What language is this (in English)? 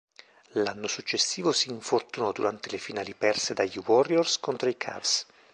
Italian